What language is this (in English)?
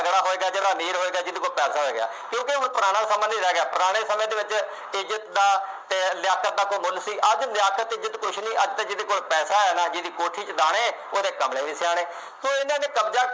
Punjabi